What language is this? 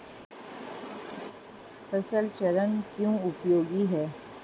Hindi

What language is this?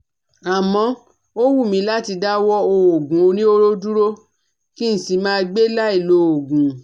Yoruba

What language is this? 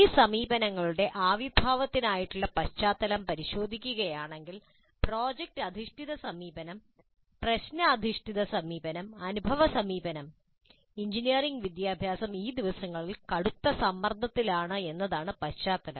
Malayalam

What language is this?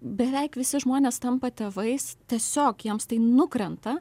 Lithuanian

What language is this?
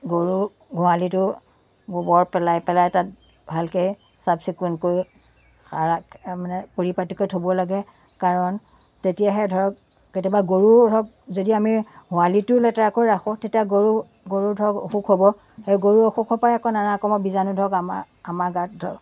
Assamese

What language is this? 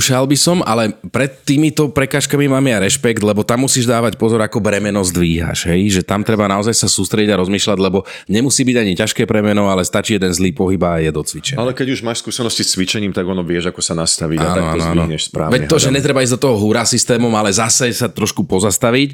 Slovak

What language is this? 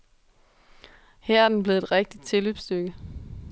Danish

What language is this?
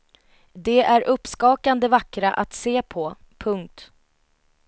Swedish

